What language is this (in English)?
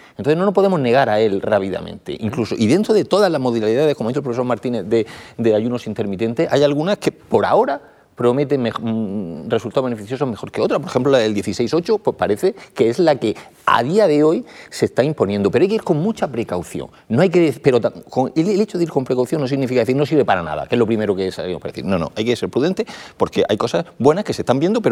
Spanish